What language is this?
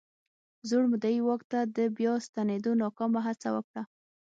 Pashto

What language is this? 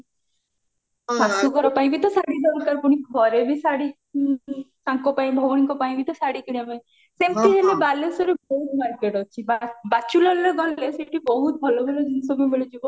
Odia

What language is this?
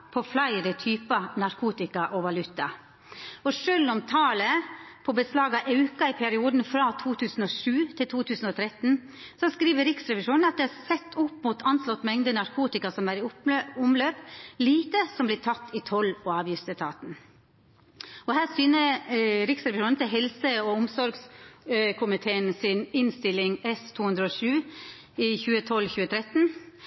Norwegian Nynorsk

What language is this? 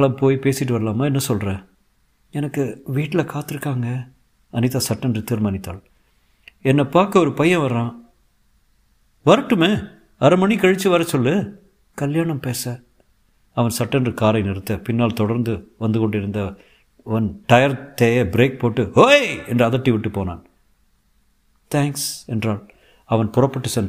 Tamil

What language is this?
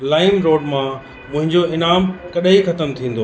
Sindhi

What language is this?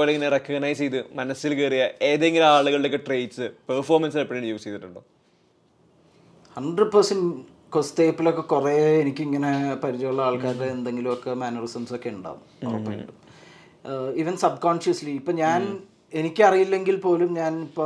Malayalam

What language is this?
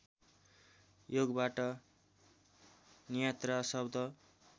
Nepali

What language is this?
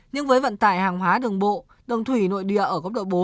Vietnamese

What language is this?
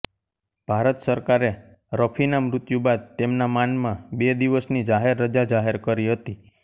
Gujarati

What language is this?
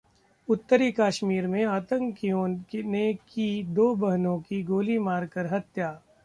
Hindi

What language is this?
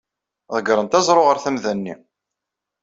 Kabyle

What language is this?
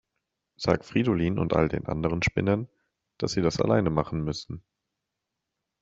German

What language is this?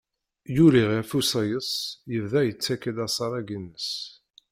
Kabyle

